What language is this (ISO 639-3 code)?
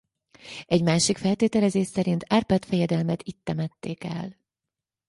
hun